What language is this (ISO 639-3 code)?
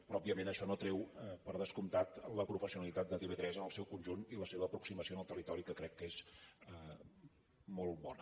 cat